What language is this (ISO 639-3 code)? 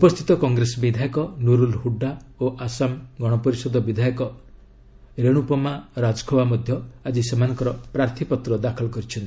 ori